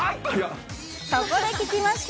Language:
Japanese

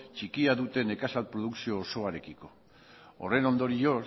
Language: Basque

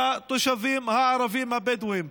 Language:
Hebrew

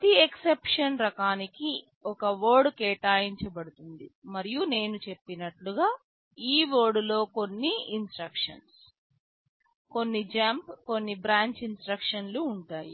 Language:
Telugu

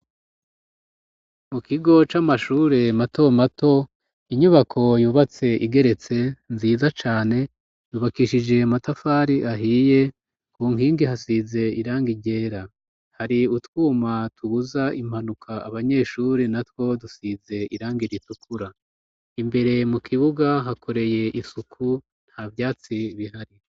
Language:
Rundi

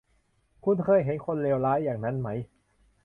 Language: Thai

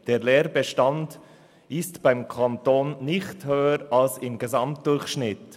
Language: Swiss German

